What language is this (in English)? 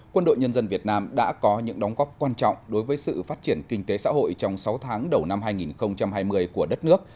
Vietnamese